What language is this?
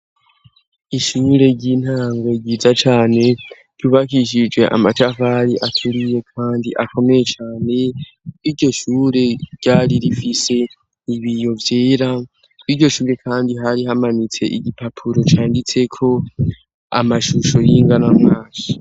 Rundi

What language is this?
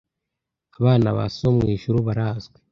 Kinyarwanda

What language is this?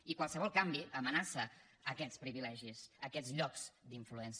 Catalan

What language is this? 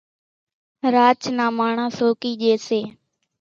Kachi Koli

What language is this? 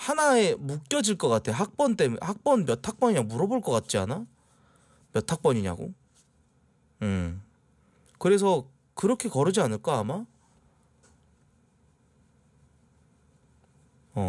Korean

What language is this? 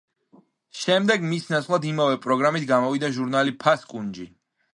Georgian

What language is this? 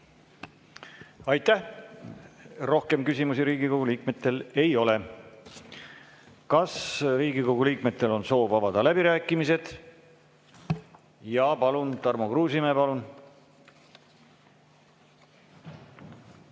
Estonian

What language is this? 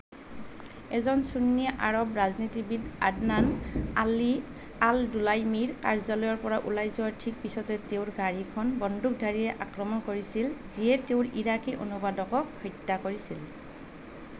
Assamese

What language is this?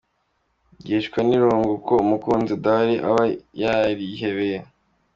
Kinyarwanda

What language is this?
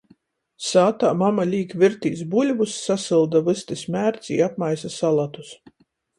Latgalian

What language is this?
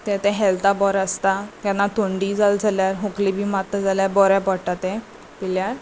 Konkani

